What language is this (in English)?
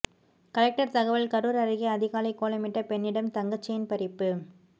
Tamil